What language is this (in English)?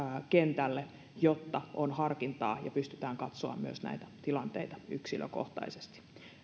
Finnish